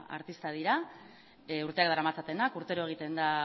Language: Basque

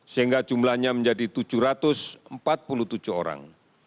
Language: Indonesian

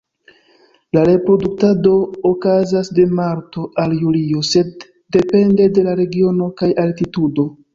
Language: Esperanto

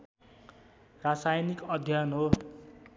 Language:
Nepali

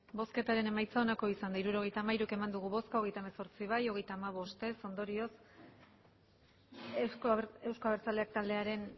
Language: Basque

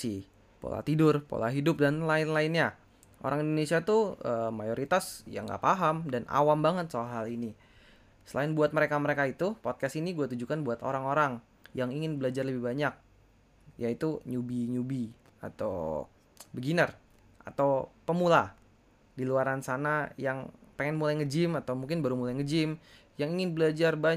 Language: Indonesian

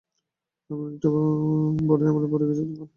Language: Bangla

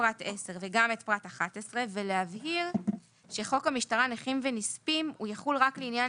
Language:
Hebrew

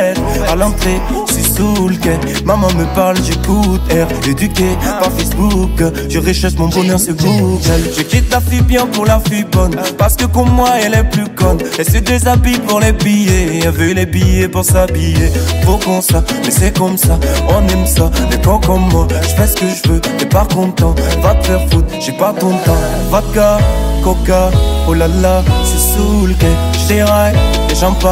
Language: Romanian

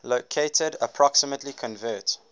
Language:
English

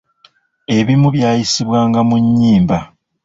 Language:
Ganda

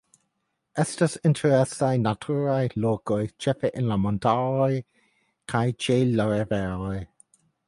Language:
Esperanto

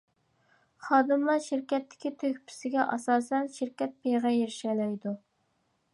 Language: Uyghur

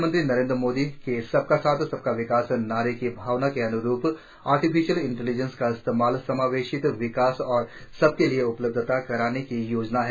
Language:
Hindi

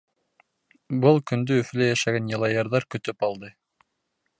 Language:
Bashkir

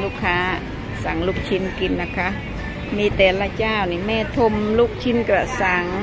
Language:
Thai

